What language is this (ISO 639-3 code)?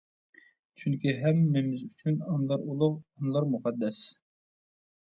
uig